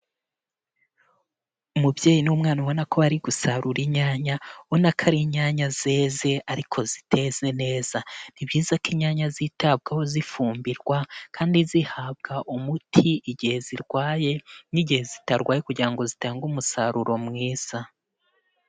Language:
Kinyarwanda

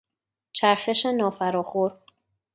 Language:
Persian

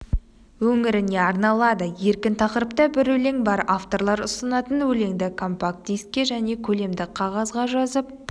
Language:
Kazakh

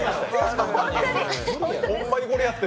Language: Japanese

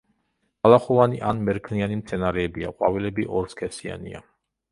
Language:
Georgian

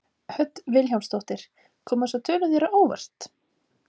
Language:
Icelandic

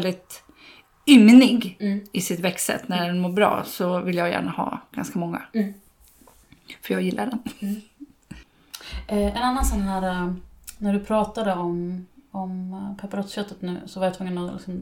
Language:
Swedish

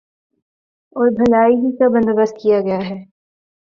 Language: Urdu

